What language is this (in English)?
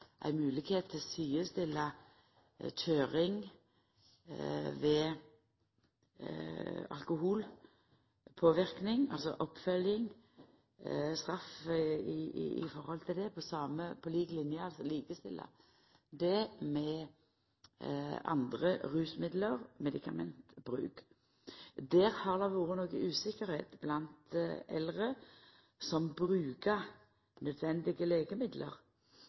Norwegian Nynorsk